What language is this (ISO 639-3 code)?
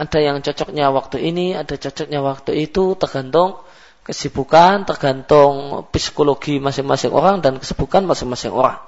msa